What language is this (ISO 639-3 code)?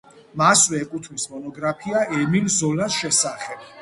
kat